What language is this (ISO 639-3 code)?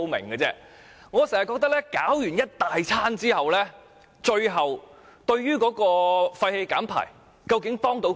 yue